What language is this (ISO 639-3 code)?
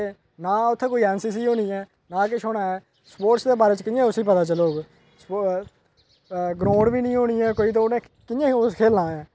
doi